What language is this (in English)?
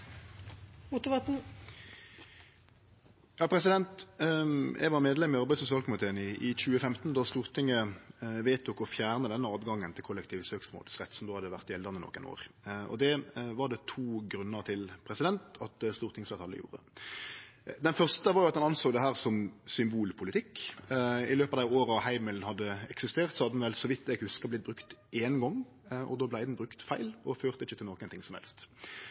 Norwegian Nynorsk